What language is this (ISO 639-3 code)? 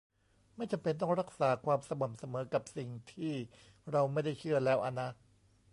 tha